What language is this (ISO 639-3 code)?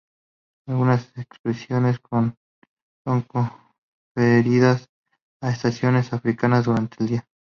spa